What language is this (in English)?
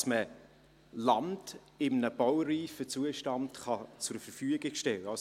Swiss German